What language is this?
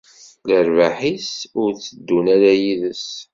Kabyle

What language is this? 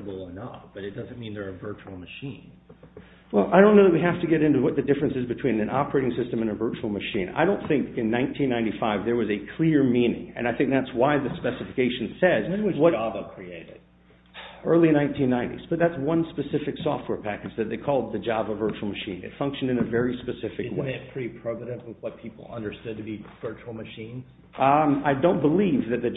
English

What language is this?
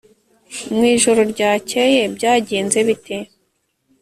Kinyarwanda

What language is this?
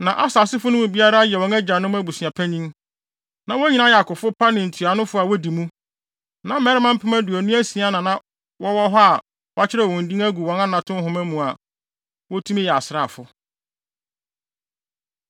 Akan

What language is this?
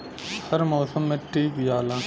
Bhojpuri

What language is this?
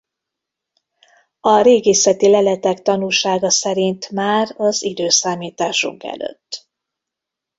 Hungarian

